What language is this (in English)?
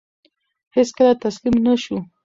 Pashto